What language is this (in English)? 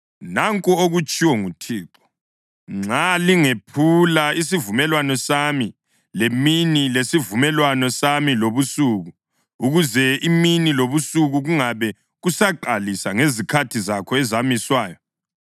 North Ndebele